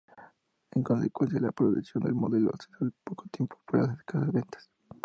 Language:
Spanish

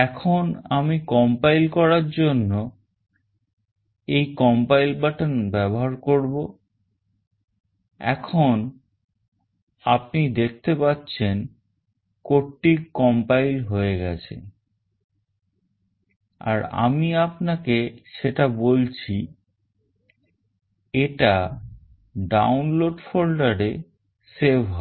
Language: Bangla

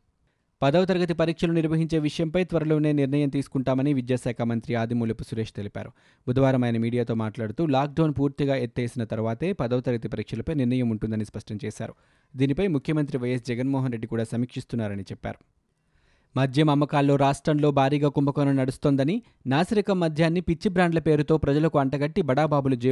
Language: Telugu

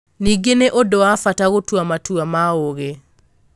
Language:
Kikuyu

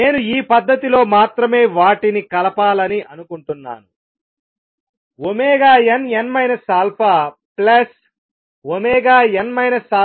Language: Telugu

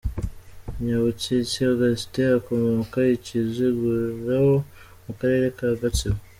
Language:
Kinyarwanda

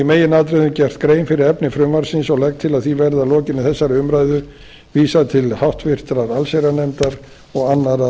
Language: Icelandic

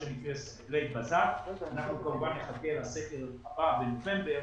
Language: Hebrew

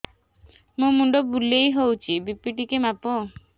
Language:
Odia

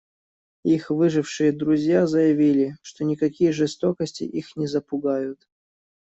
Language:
Russian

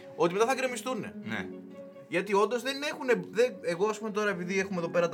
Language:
Greek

